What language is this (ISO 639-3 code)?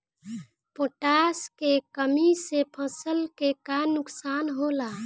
bho